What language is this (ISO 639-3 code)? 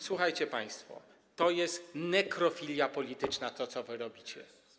pol